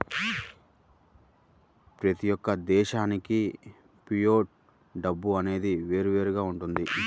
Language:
Telugu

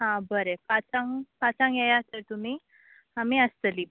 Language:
Konkani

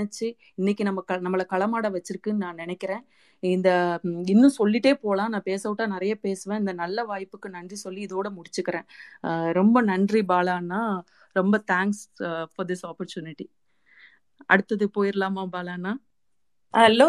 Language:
Tamil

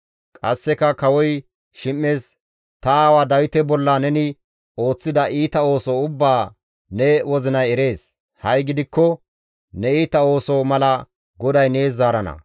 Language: Gamo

